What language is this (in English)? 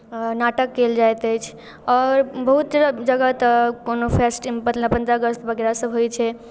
Maithili